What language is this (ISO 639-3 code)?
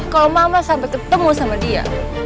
ind